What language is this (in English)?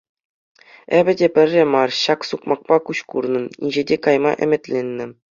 Chuvash